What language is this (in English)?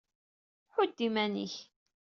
Kabyle